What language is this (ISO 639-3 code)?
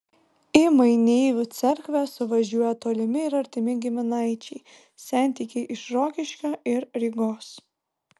lit